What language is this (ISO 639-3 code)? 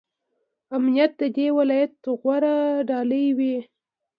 pus